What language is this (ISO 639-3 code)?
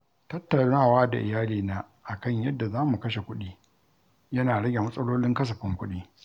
hau